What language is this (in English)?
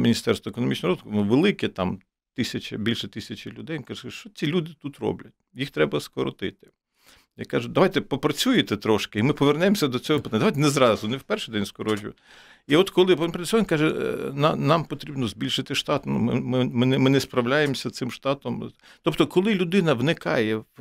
Ukrainian